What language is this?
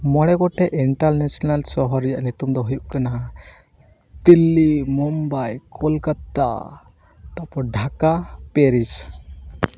Santali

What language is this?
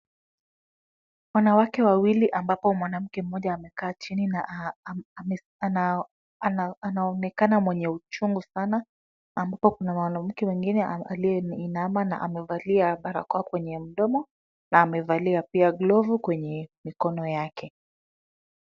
Swahili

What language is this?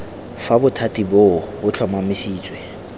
Tswana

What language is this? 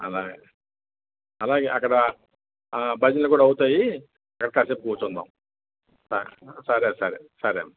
Telugu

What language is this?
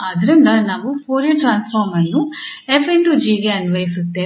Kannada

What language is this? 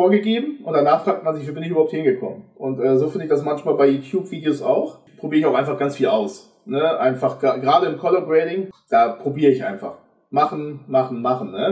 German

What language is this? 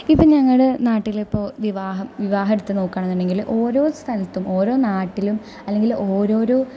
Malayalam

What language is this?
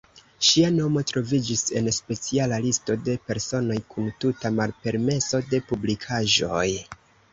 Esperanto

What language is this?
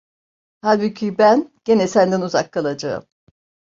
Turkish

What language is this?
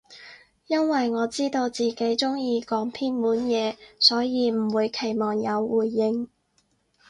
Cantonese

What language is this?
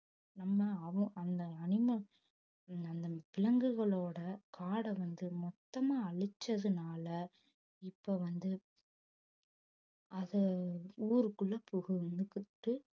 Tamil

